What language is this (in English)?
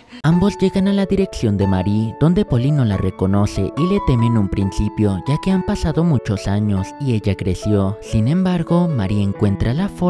Spanish